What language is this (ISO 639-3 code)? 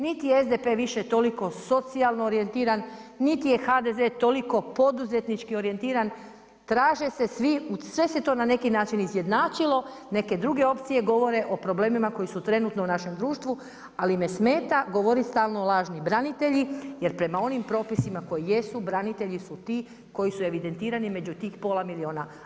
hrv